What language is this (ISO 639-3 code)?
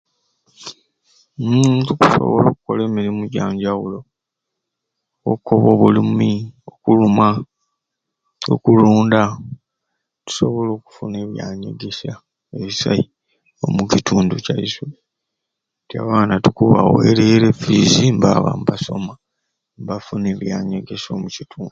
ruc